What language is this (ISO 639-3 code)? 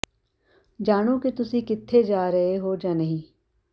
pan